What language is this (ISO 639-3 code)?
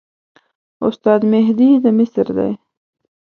pus